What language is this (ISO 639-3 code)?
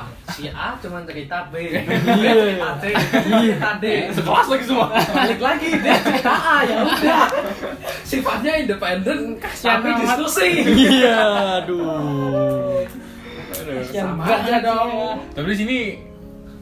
ind